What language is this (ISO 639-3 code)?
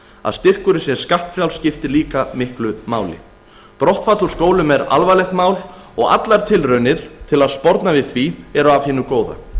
isl